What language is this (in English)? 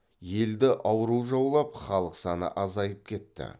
Kazakh